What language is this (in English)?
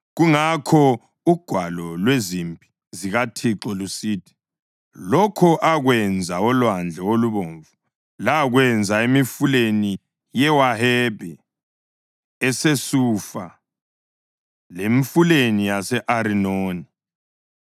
North Ndebele